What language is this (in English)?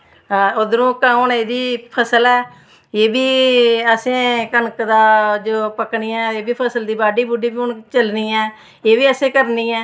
Dogri